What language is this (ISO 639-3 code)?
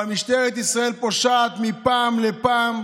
heb